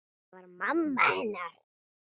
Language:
Icelandic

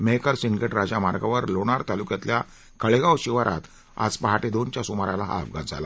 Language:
Marathi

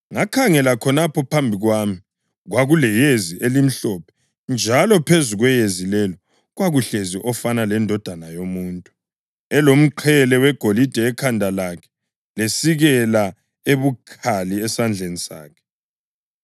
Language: North Ndebele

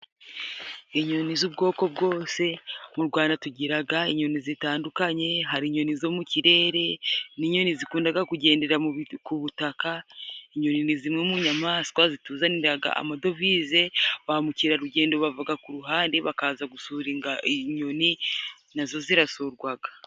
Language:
Kinyarwanda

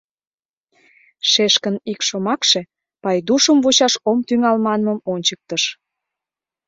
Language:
Mari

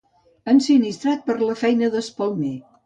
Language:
Catalan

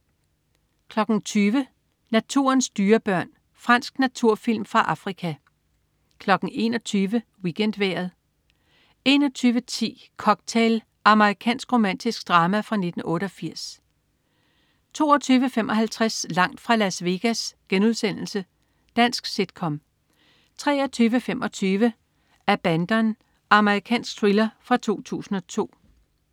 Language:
Danish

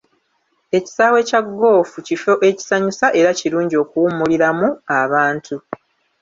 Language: Ganda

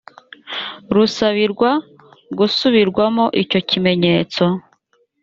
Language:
Kinyarwanda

